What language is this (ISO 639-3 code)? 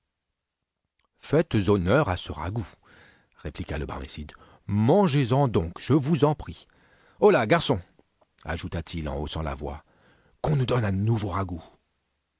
fra